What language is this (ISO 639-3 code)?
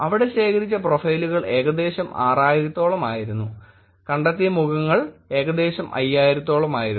mal